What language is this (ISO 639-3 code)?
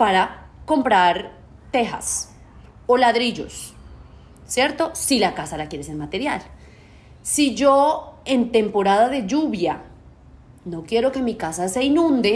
spa